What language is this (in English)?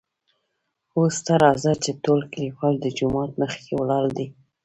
Pashto